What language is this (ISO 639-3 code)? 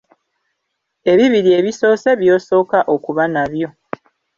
lug